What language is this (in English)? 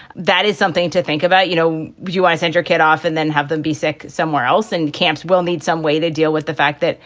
English